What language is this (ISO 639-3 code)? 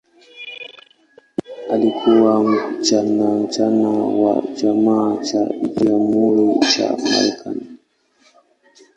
swa